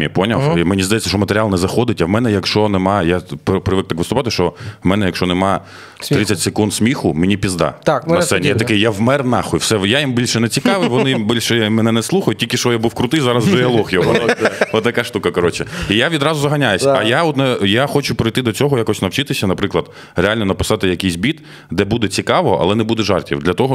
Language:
Ukrainian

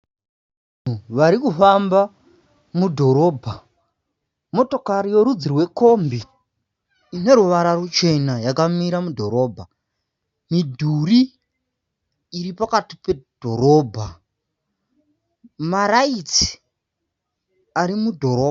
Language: Shona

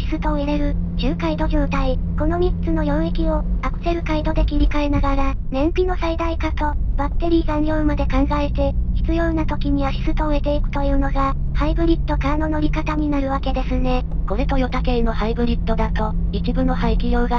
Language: Japanese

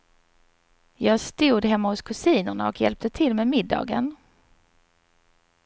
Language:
Swedish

